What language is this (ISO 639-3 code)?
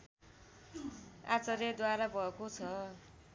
nep